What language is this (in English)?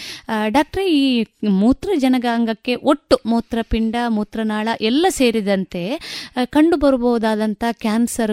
Kannada